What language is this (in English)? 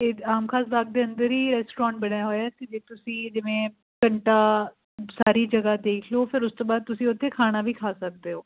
Punjabi